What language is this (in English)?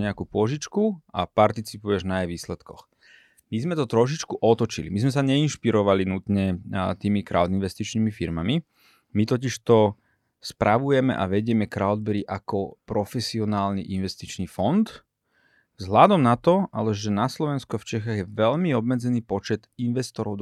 Slovak